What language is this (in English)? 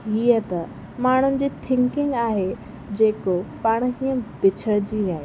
Sindhi